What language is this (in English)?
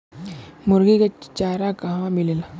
Bhojpuri